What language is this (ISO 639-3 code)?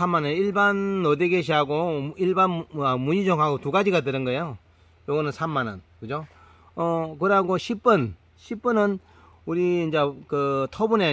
kor